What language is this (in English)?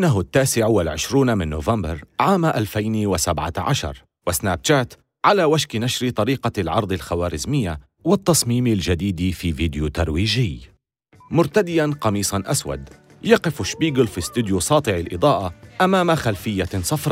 Arabic